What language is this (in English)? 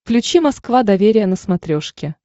Russian